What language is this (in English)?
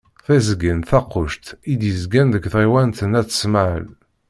Kabyle